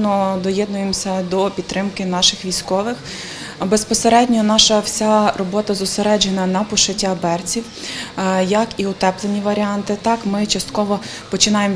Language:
Ukrainian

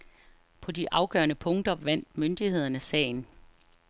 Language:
Danish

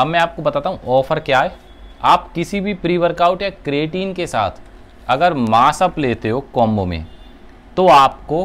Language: Hindi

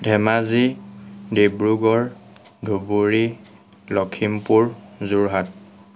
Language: Assamese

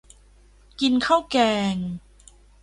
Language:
Thai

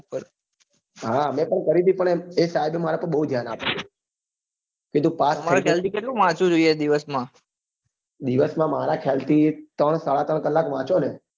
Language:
Gujarati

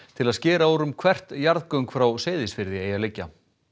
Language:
Icelandic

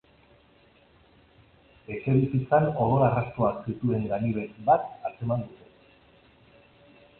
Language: Basque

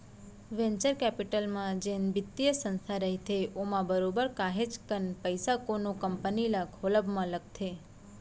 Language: Chhattisgarhi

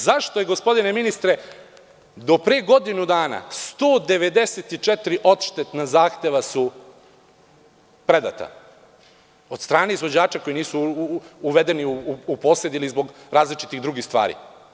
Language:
Serbian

